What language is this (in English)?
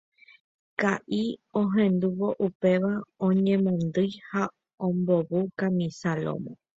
Guarani